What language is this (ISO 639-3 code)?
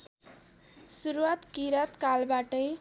nep